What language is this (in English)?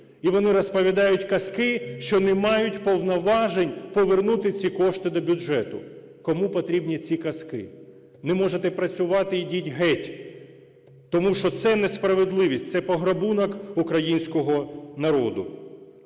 Ukrainian